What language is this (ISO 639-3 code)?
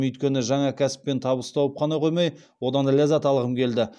kaz